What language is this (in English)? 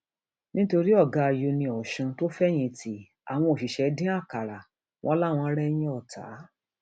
Yoruba